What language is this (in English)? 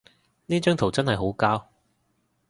Cantonese